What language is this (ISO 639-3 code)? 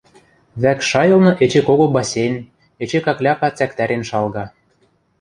mrj